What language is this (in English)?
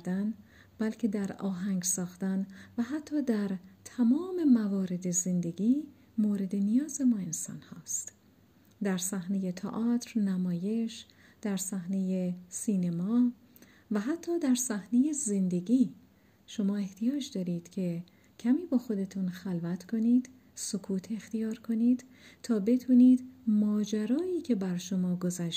Persian